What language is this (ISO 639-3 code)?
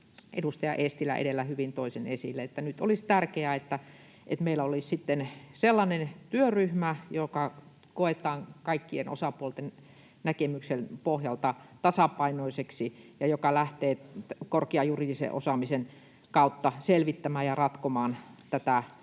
fin